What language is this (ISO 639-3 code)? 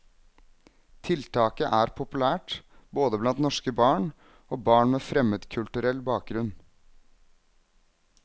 nor